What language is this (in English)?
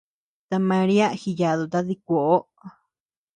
Tepeuxila Cuicatec